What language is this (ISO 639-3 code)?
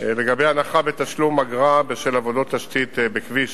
heb